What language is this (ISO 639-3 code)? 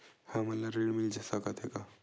hne